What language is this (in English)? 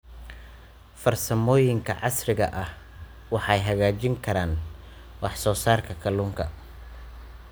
Somali